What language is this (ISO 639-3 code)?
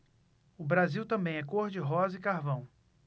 por